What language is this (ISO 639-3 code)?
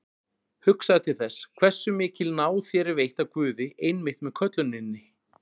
isl